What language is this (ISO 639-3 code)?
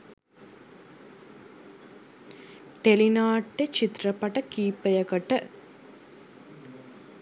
sin